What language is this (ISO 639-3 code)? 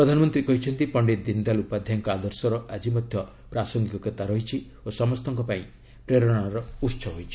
ori